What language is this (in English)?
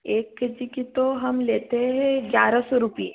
Hindi